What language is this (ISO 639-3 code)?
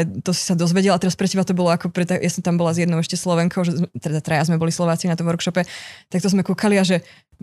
slk